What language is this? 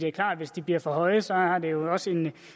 Danish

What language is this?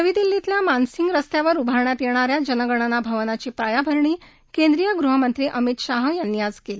Marathi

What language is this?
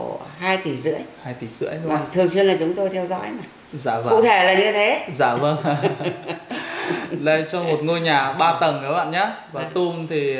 Vietnamese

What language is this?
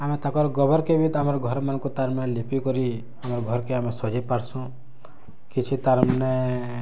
Odia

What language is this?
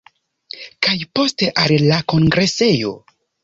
Esperanto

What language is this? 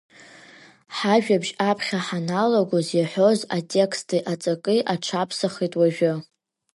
Abkhazian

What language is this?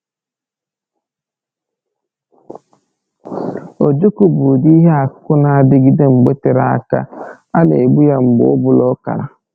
Igbo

